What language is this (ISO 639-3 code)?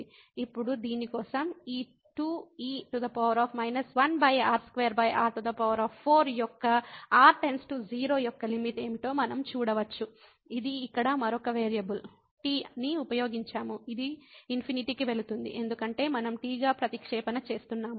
tel